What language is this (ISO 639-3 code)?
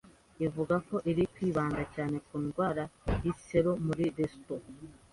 kin